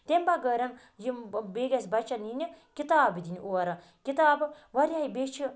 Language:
Kashmiri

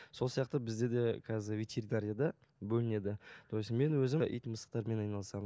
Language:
Kazakh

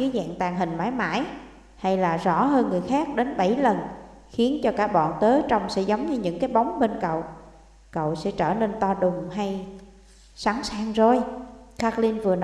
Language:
Vietnamese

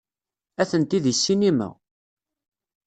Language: Kabyle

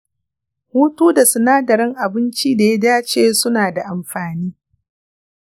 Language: Hausa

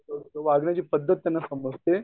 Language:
Marathi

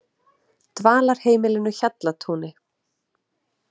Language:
Icelandic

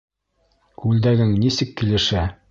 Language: Bashkir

